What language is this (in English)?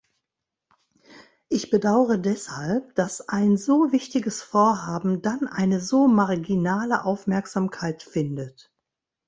German